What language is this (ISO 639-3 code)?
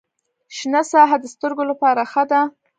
pus